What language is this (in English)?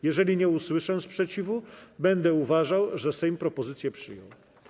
Polish